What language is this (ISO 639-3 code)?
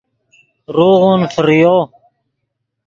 ydg